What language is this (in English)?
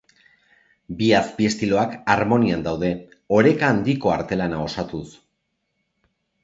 Basque